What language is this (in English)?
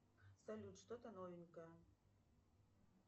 Russian